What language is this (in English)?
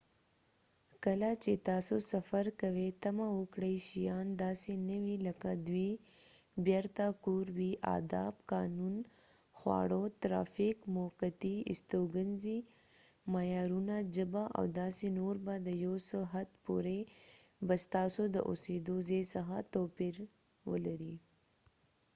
Pashto